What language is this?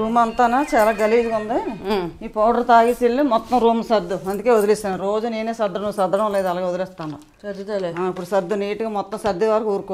Turkish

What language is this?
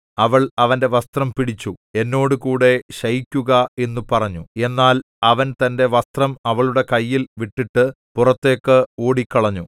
Malayalam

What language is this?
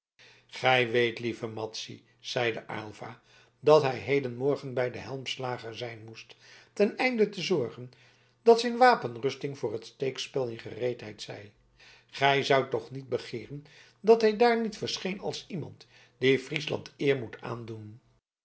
Dutch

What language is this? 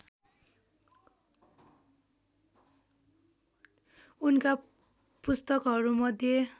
Nepali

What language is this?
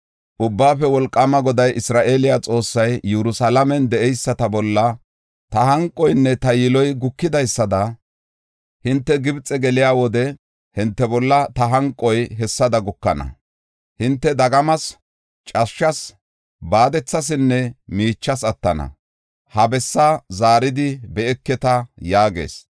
Gofa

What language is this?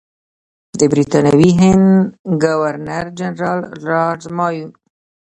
Pashto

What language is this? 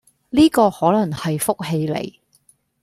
Cantonese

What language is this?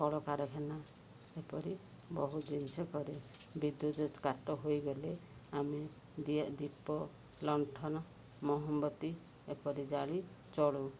Odia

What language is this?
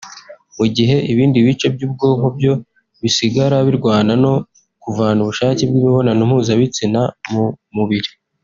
Kinyarwanda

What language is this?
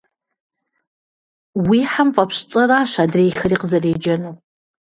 Kabardian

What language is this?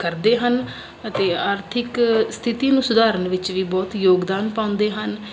Punjabi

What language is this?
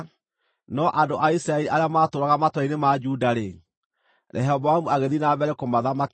Kikuyu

